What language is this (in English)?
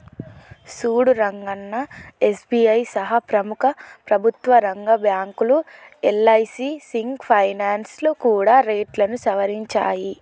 Telugu